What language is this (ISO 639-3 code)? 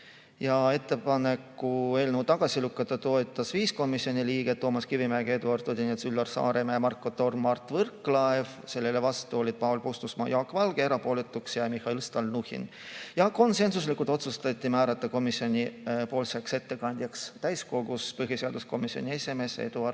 est